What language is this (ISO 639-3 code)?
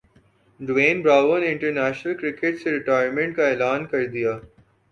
urd